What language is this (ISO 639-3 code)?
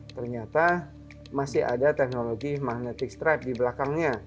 ind